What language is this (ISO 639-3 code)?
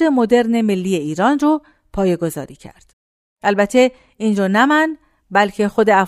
fas